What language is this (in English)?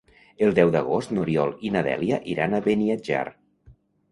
Catalan